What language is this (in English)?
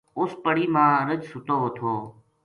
Gujari